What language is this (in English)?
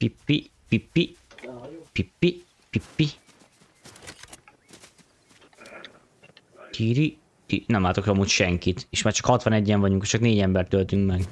Hungarian